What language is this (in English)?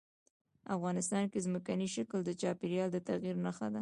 Pashto